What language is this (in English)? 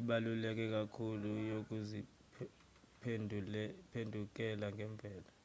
Zulu